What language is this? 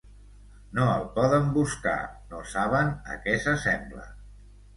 Catalan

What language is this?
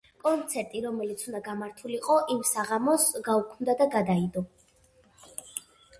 Georgian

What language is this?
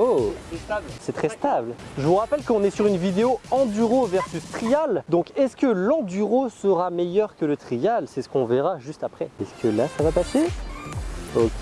French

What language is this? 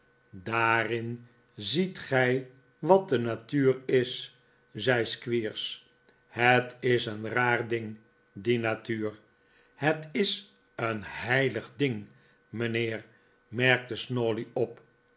Dutch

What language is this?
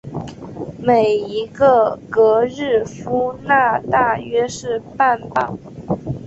Chinese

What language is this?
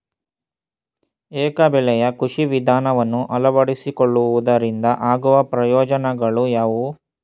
Kannada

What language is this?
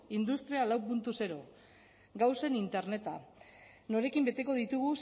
Basque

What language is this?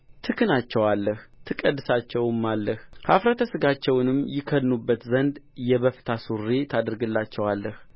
Amharic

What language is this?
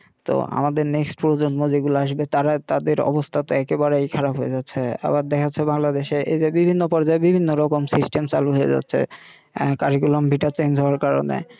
Bangla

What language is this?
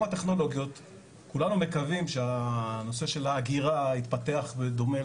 Hebrew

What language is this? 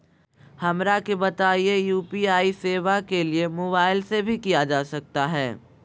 Magahi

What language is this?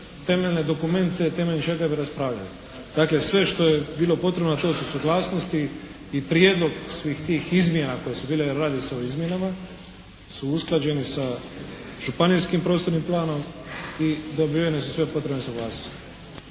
Croatian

